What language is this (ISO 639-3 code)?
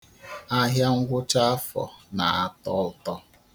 ibo